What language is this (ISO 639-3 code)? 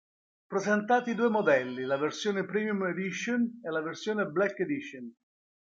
ita